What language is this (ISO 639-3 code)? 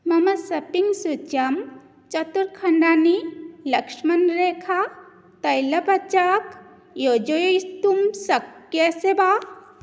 san